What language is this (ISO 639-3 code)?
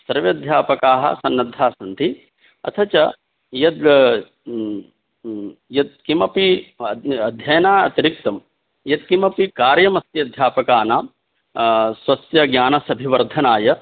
san